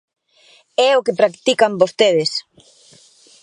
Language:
Galician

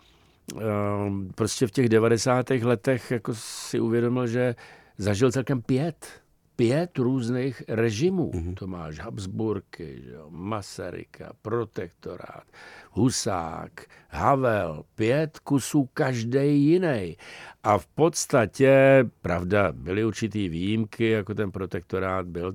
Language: Czech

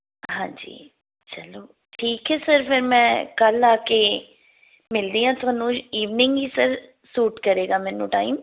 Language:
Punjabi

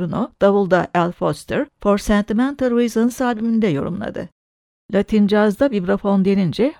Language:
Turkish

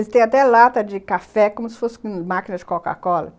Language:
Portuguese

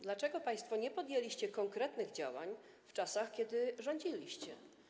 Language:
Polish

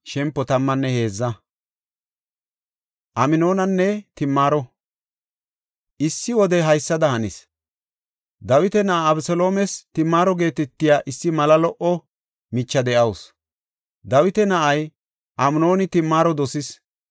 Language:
Gofa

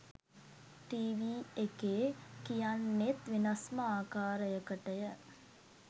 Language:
Sinhala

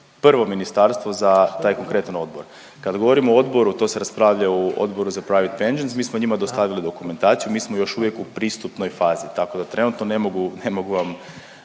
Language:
Croatian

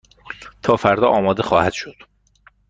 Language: Persian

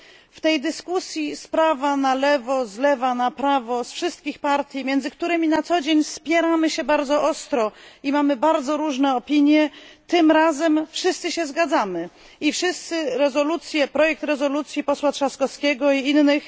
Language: Polish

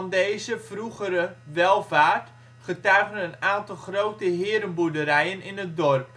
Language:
Dutch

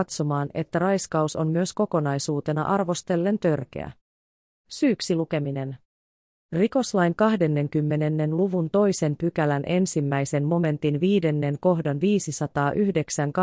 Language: Finnish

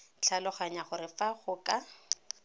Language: Tswana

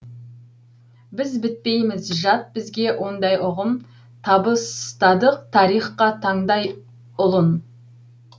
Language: Kazakh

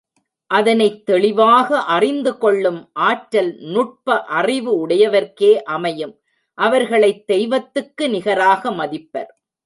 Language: Tamil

